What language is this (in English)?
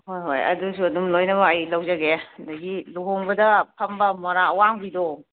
Manipuri